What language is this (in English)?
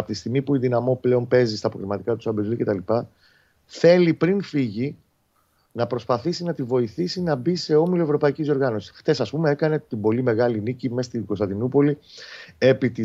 Greek